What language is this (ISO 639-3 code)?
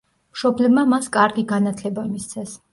kat